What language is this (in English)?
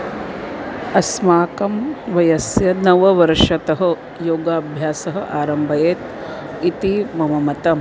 Sanskrit